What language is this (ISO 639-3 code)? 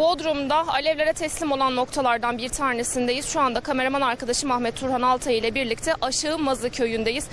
tur